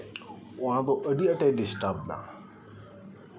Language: Santali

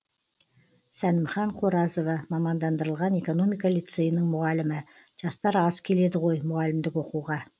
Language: Kazakh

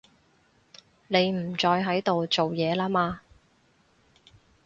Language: Cantonese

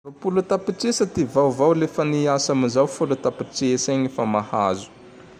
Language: Tandroy-Mahafaly Malagasy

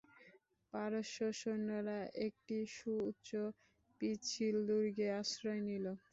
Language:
Bangla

